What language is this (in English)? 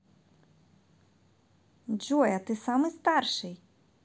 Russian